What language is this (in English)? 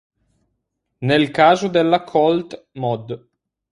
Italian